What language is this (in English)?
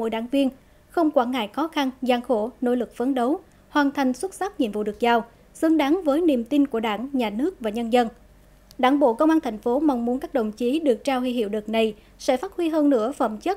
Vietnamese